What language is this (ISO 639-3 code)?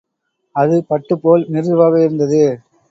tam